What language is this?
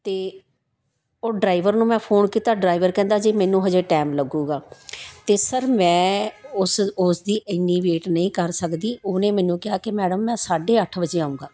Punjabi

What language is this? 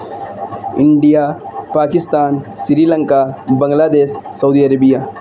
Urdu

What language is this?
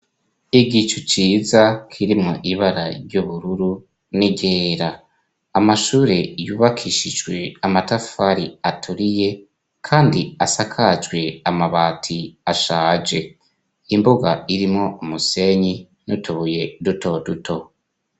Rundi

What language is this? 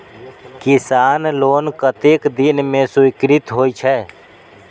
Maithili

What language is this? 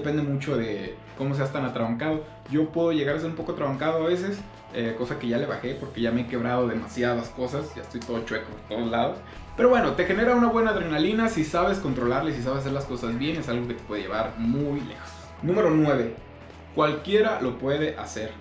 Spanish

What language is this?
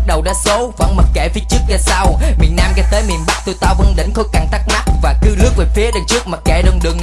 Vietnamese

